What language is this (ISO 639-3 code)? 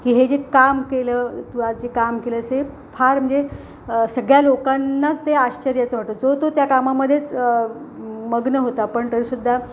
mar